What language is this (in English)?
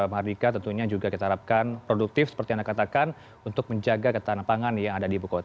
Indonesian